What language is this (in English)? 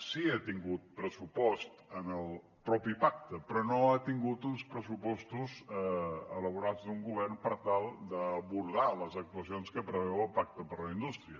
Catalan